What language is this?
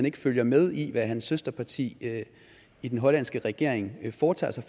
Danish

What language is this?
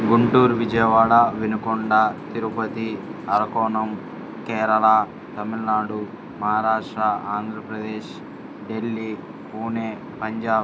Telugu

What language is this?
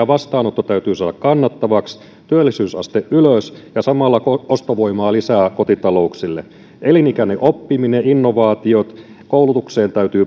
Finnish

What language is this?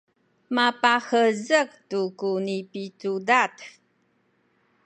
Sakizaya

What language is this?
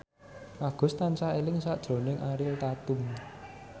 Javanese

